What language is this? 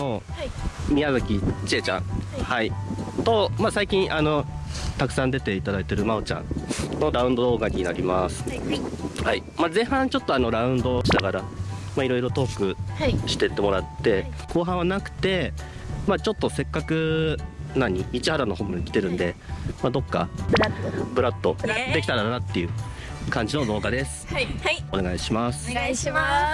Japanese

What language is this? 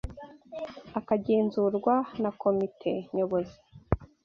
Kinyarwanda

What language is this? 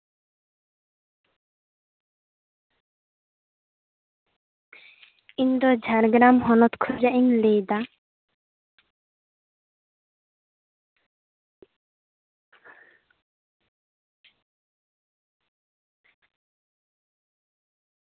Santali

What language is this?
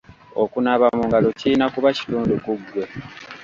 Ganda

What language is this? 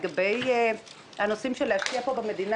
Hebrew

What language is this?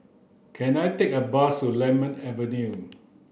English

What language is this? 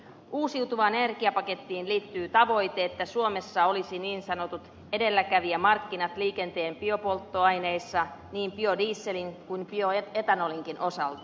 Finnish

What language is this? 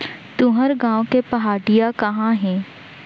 Chhattisgarhi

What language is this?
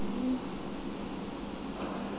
Bangla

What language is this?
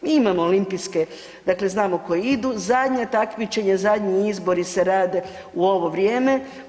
Croatian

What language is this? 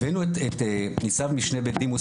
Hebrew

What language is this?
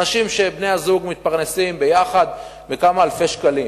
Hebrew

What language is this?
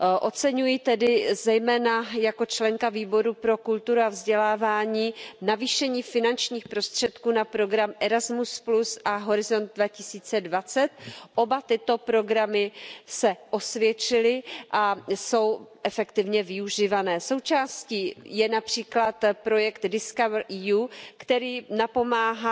Czech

